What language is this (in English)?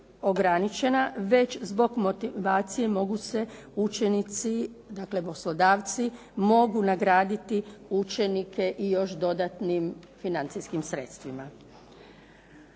Croatian